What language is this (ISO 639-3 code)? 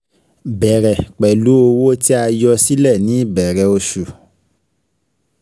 yor